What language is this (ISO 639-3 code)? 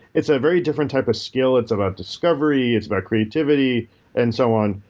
eng